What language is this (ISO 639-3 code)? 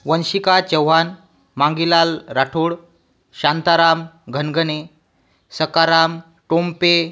mar